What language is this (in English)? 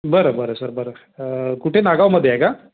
Marathi